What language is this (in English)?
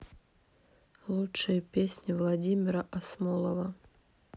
Russian